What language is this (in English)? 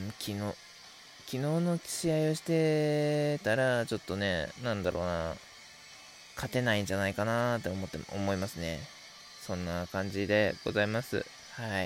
Japanese